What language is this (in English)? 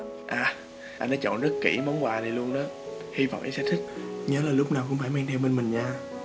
Vietnamese